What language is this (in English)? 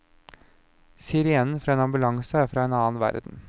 Norwegian